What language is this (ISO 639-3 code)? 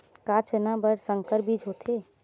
hne